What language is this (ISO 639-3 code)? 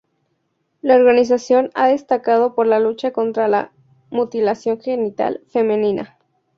spa